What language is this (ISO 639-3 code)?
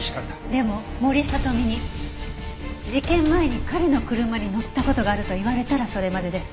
jpn